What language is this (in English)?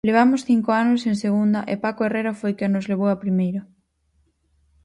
Galician